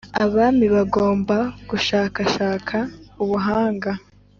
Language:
Kinyarwanda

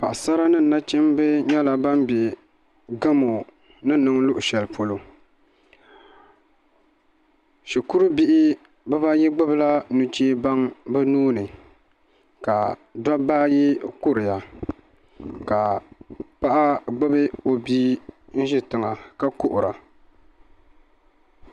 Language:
Dagbani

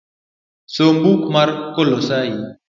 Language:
Luo (Kenya and Tanzania)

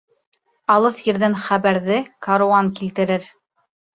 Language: Bashkir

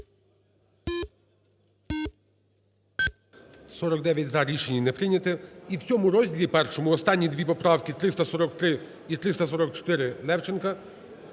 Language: Ukrainian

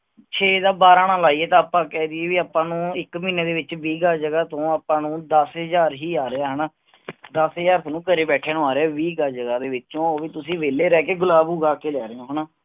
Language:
Punjabi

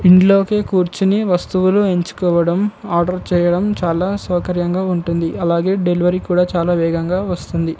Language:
Telugu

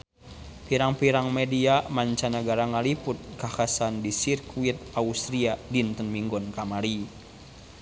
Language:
Sundanese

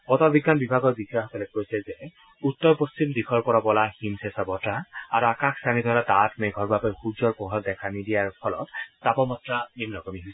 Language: Assamese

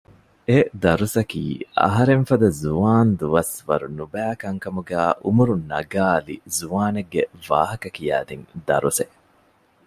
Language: Divehi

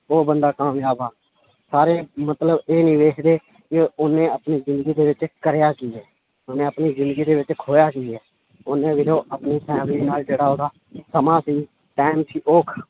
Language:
Punjabi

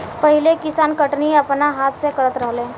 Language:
Bhojpuri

